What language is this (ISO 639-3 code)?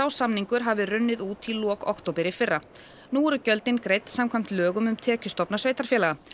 isl